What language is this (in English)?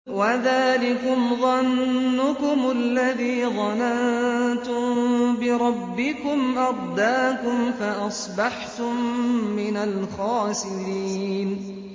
Arabic